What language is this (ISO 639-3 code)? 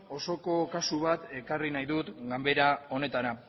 eus